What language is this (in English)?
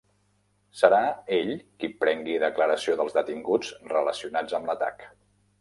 Catalan